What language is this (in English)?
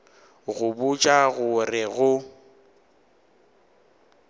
Northern Sotho